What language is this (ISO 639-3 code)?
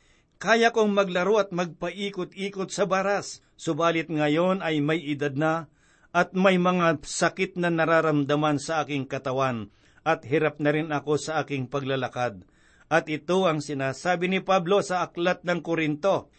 fil